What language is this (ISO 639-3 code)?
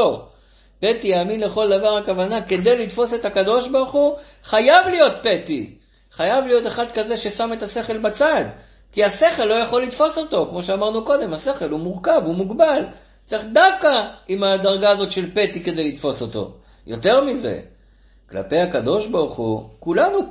heb